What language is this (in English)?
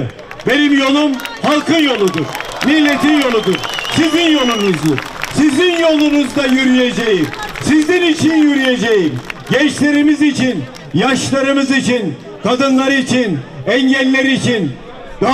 Turkish